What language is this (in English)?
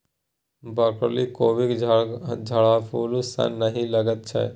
Maithili